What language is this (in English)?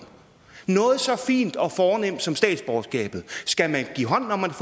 Danish